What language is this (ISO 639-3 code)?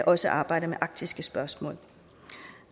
dan